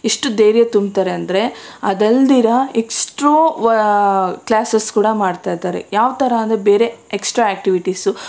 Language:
Kannada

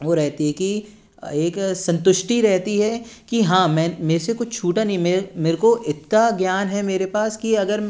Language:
Hindi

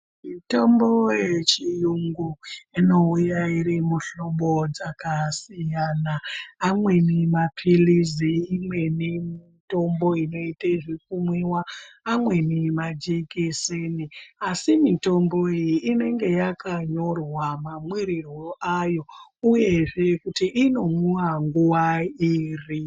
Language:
Ndau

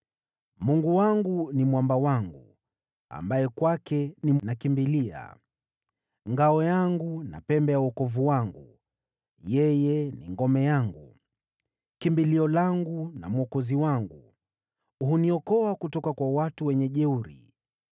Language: Swahili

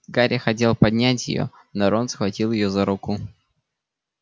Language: Russian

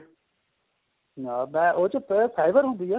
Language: Punjabi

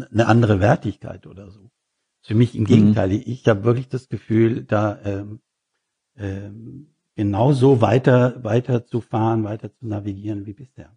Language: German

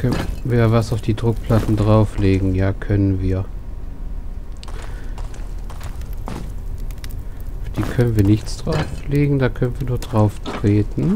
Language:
German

